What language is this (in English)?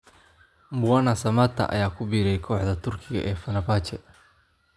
Somali